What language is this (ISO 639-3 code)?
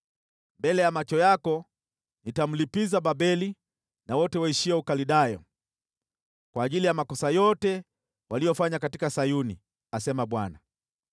swa